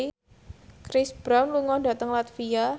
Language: Javanese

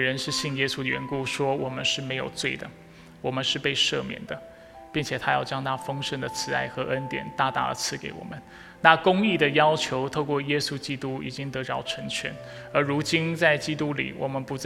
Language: Chinese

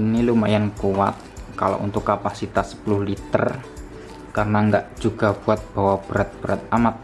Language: Indonesian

